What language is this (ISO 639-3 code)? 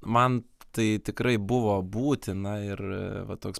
lit